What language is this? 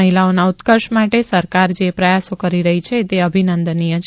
Gujarati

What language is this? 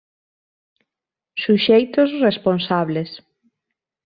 Galician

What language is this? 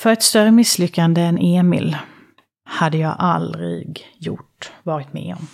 Swedish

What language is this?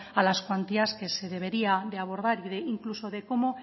Spanish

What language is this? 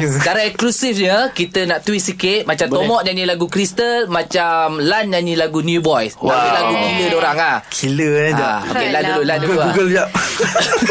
Malay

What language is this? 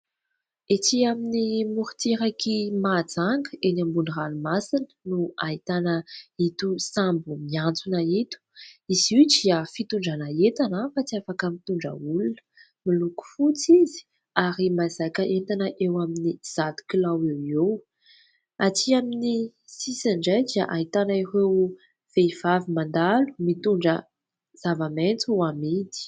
Malagasy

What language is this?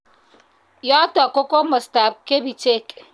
Kalenjin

